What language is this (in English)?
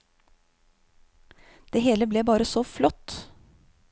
Norwegian